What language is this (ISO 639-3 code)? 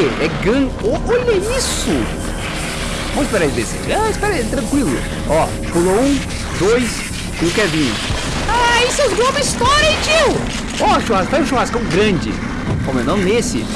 por